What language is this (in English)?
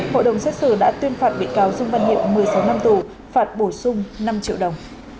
Vietnamese